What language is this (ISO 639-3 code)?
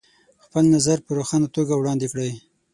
pus